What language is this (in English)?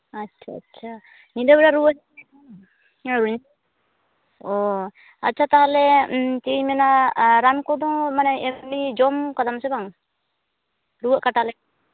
Santali